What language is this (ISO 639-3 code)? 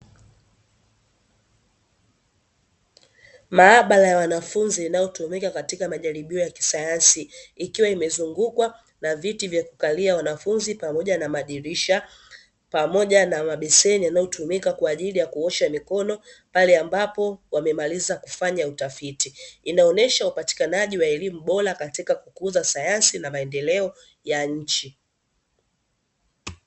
swa